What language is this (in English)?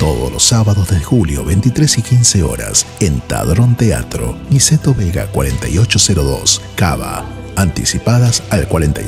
Spanish